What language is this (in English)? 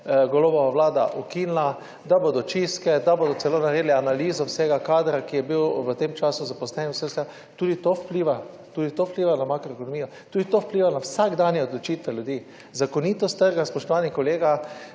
Slovenian